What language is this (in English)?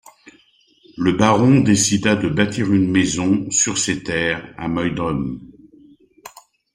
French